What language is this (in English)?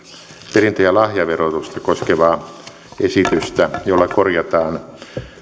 Finnish